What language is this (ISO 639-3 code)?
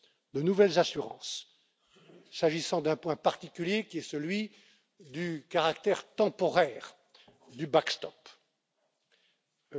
fra